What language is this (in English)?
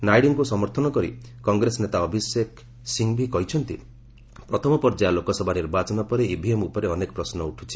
Odia